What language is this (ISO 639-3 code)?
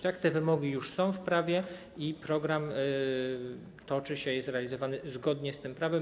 pol